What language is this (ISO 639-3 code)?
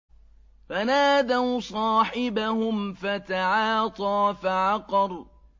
ara